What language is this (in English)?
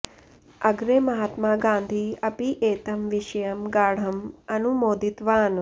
Sanskrit